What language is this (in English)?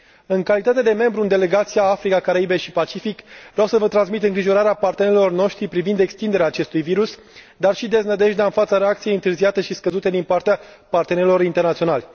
Romanian